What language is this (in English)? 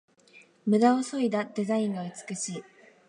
Japanese